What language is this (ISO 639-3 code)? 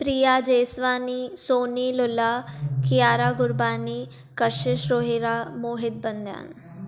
snd